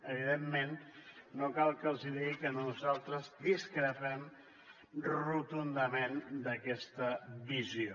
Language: Catalan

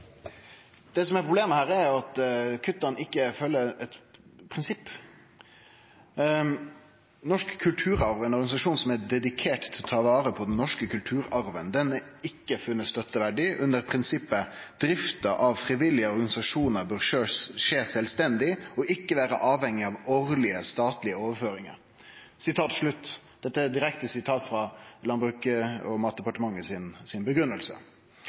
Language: Norwegian Nynorsk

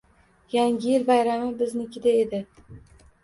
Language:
Uzbek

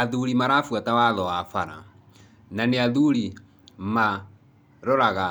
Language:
Kikuyu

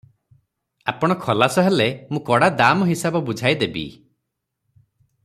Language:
Odia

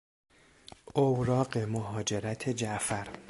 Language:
Persian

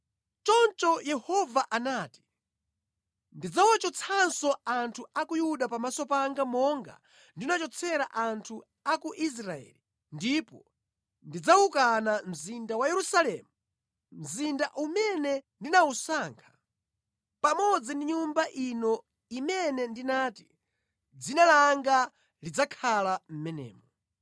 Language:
Nyanja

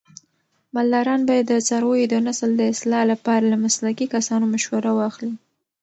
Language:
Pashto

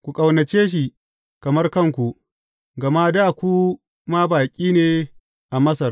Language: Hausa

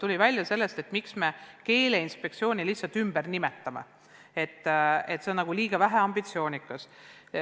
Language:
Estonian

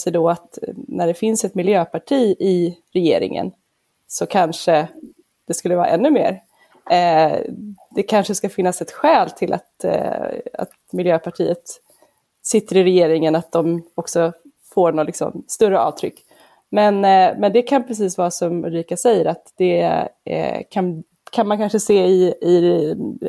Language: Swedish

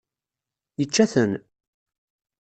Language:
Kabyle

